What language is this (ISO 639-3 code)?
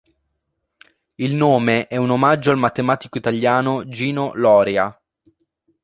ita